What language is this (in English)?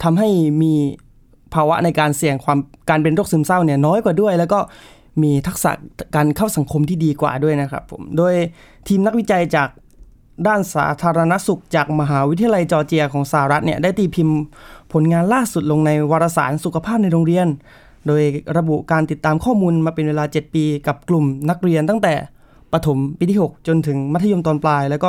Thai